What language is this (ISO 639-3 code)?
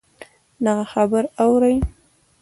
pus